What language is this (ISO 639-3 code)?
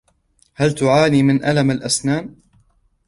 ara